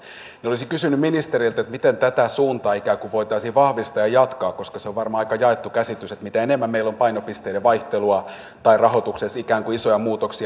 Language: Finnish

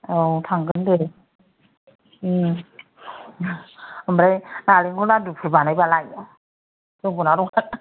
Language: Bodo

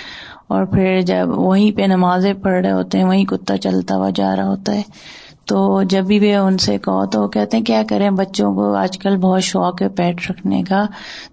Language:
Urdu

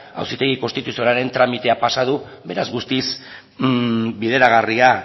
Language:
Basque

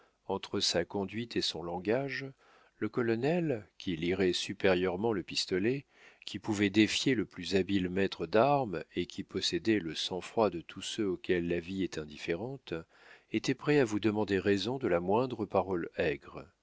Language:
French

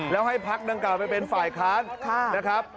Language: Thai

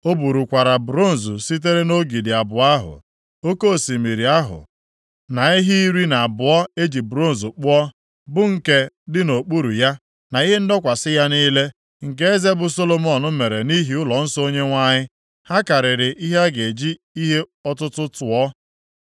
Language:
Igbo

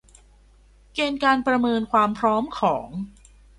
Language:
Thai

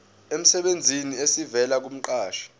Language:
Zulu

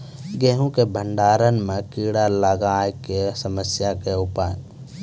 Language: Maithili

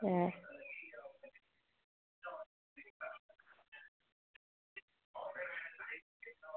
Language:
Dogri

